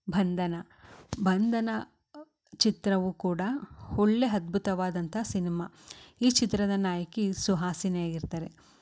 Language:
Kannada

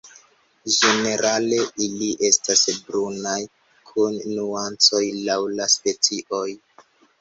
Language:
Esperanto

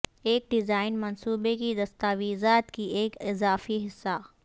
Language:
Urdu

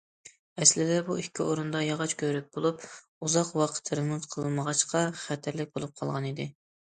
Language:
Uyghur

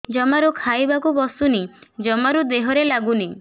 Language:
Odia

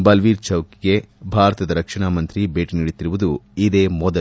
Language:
Kannada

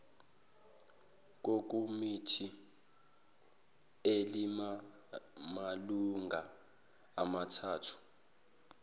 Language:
Zulu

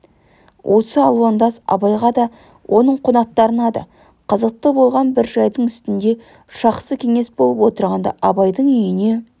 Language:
Kazakh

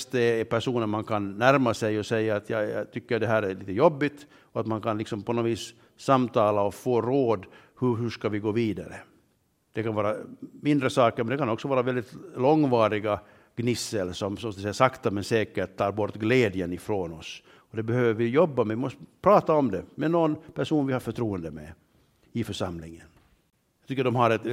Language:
Swedish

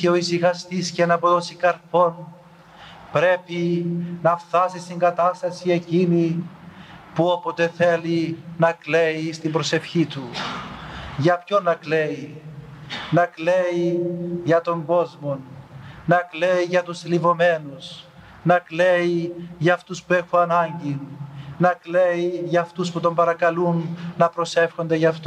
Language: Greek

